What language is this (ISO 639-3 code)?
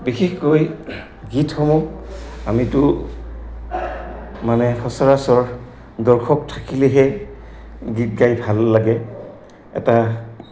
asm